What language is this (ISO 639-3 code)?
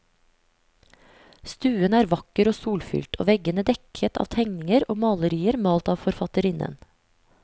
nor